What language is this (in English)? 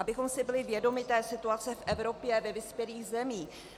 Czech